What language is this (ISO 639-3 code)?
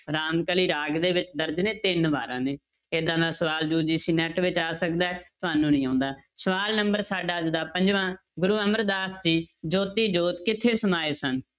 pan